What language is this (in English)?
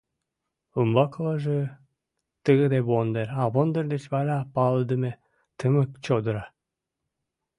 Mari